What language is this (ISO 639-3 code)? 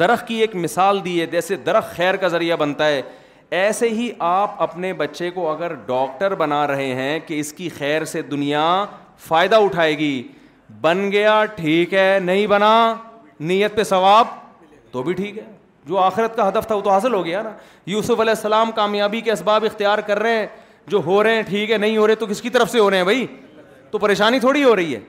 urd